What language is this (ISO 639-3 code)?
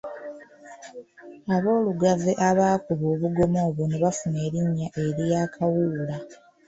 lug